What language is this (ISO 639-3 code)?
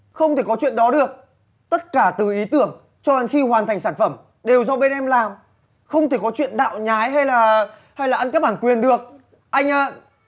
vie